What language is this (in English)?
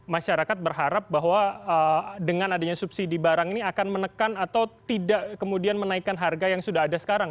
Indonesian